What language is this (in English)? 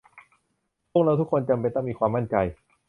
Thai